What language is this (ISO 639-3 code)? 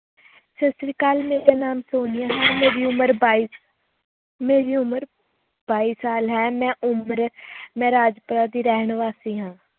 pan